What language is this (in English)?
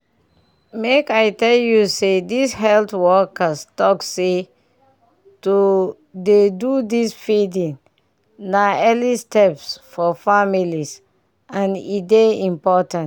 Nigerian Pidgin